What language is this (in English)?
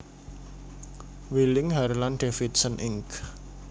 Javanese